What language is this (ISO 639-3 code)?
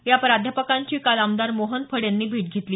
mar